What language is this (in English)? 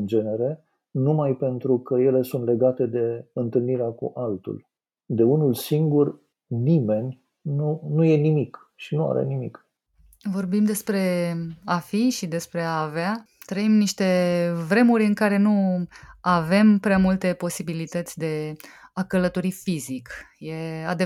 Romanian